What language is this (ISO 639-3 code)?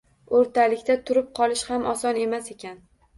uzb